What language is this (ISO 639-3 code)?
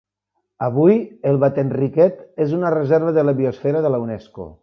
cat